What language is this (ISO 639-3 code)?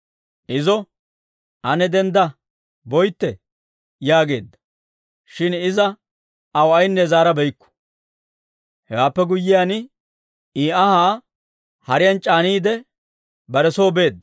dwr